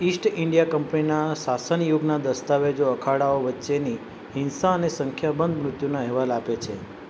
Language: Gujarati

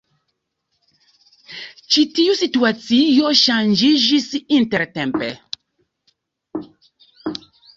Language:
Esperanto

